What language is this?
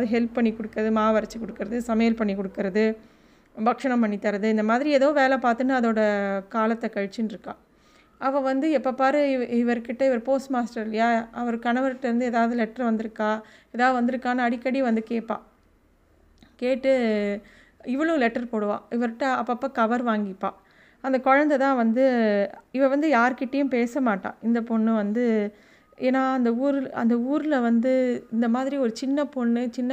Tamil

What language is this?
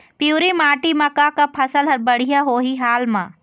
Chhattisgarhi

